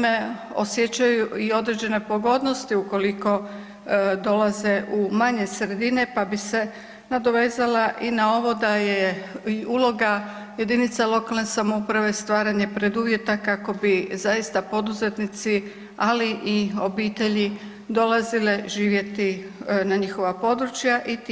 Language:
Croatian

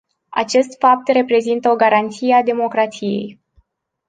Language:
Romanian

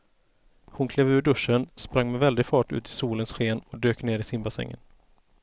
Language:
Swedish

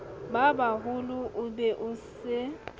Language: Southern Sotho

